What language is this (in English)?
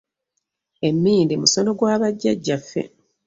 Ganda